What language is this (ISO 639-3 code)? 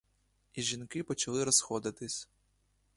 ukr